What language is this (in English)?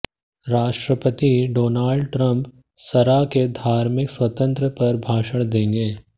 Hindi